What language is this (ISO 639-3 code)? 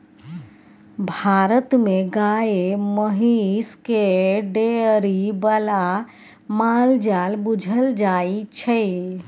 mai